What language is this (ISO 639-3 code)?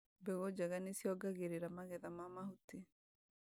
kik